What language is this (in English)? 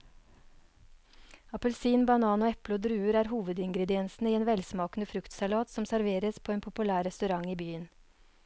Norwegian